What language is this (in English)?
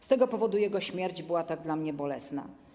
Polish